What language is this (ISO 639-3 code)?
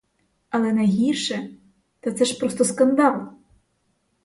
ukr